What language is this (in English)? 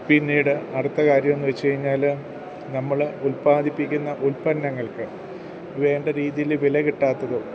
Malayalam